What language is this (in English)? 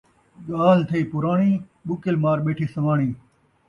Saraiki